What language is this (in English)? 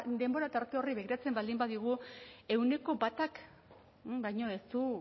Basque